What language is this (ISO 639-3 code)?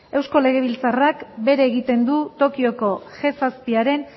eus